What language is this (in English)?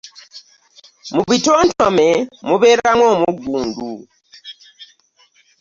Ganda